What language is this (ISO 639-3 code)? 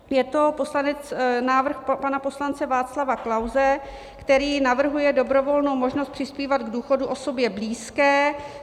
ces